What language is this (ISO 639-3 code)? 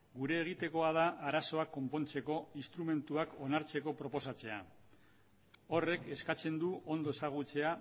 eus